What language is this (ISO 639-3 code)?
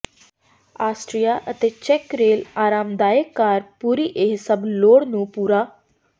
pan